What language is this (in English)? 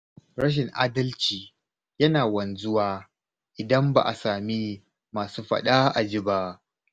Hausa